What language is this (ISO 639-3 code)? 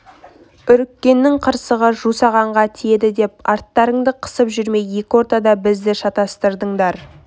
kaz